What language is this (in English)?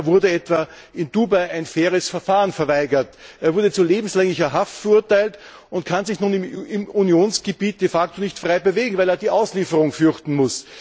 German